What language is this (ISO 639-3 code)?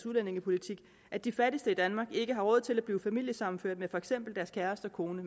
dan